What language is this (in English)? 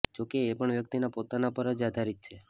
Gujarati